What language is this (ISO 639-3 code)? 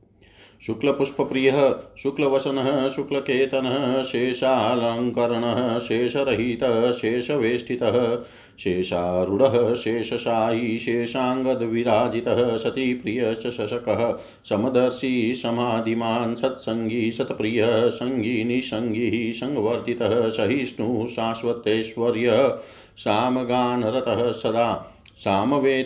hin